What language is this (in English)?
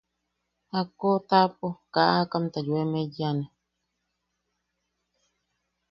Yaqui